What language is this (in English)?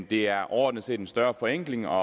Danish